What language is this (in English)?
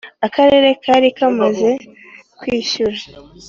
Kinyarwanda